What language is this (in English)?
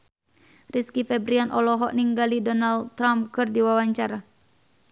Sundanese